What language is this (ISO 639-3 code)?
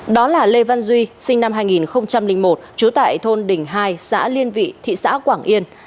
vie